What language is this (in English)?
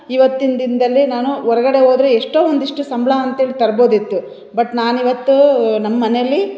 Kannada